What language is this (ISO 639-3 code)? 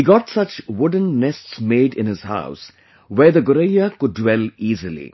eng